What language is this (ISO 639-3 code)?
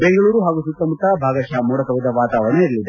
kan